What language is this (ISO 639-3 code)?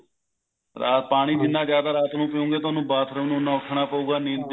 pan